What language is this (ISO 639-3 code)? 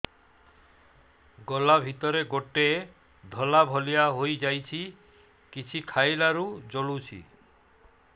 ori